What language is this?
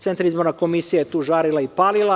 Serbian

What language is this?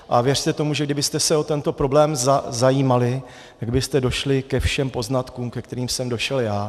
Czech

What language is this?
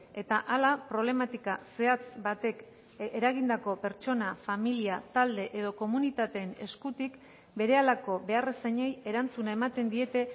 Basque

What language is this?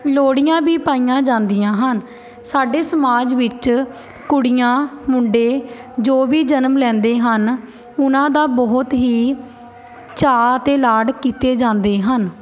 Punjabi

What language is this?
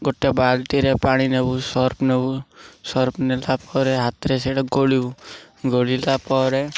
Odia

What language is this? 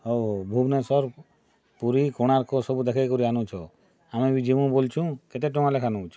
Odia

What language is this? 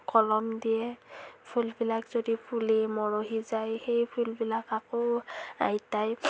Assamese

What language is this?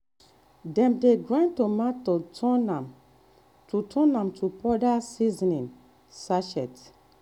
Nigerian Pidgin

